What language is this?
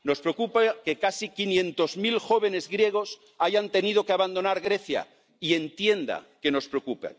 Spanish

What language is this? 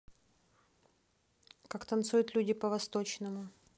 Russian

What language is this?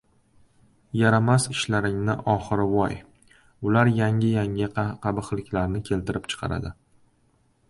Uzbek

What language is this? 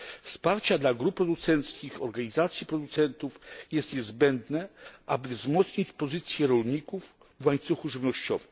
Polish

